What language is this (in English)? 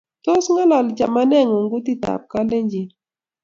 Kalenjin